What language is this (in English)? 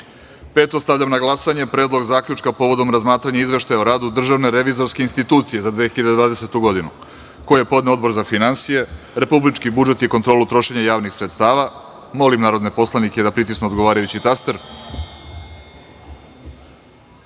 Serbian